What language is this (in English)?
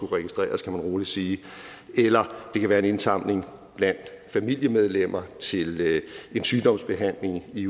Danish